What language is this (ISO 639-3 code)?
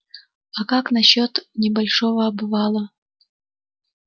rus